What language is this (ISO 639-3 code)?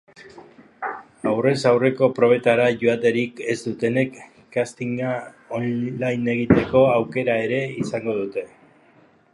eus